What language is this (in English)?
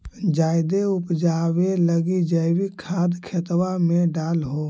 Magahi